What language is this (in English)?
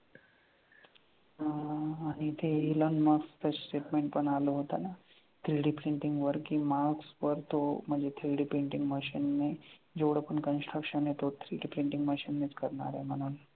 Marathi